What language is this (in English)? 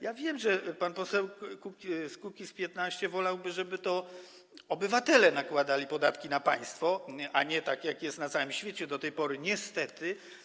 Polish